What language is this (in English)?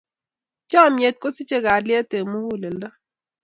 Kalenjin